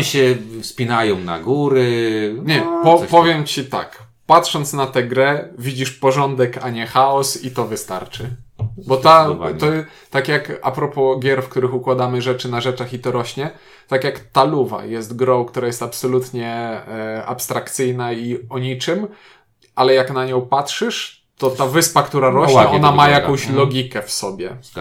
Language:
Polish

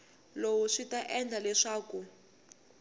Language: Tsonga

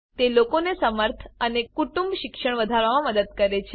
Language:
Gujarati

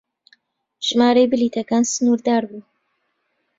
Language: Central Kurdish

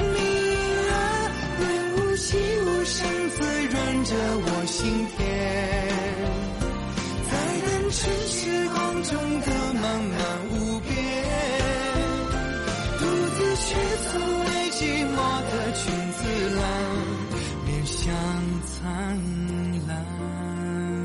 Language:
Chinese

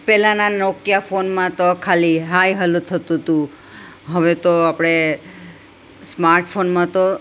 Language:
Gujarati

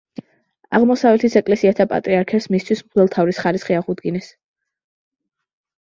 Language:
Georgian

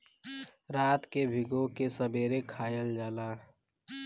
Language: Bhojpuri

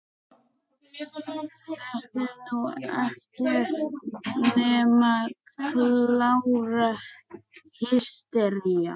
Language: Icelandic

